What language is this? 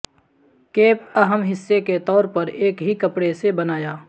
Urdu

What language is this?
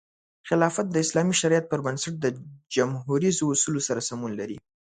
Pashto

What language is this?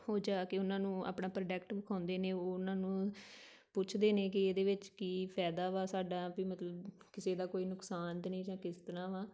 Punjabi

